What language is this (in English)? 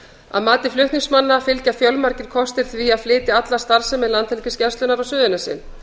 Icelandic